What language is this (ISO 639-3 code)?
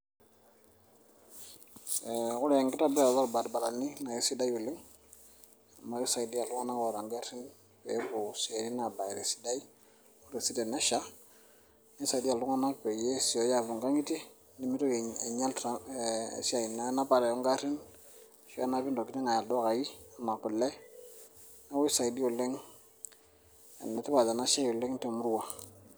mas